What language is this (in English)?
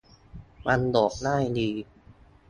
Thai